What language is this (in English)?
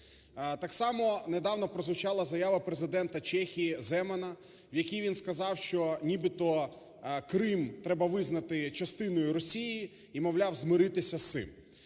Ukrainian